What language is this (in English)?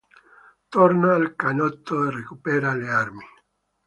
Italian